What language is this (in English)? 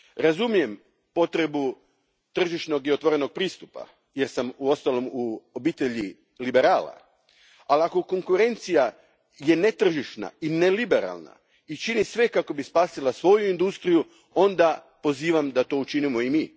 Croatian